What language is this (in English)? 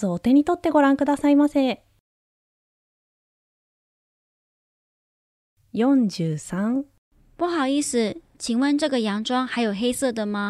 Japanese